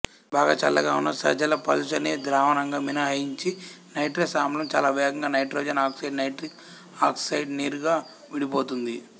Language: Telugu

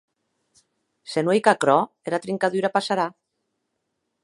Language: Occitan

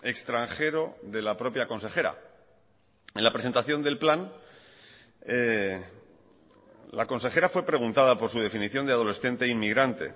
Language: Spanish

